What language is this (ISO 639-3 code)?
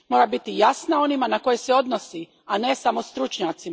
hrv